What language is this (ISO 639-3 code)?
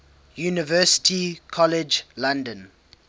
eng